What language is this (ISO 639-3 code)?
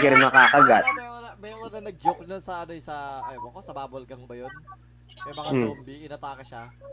fil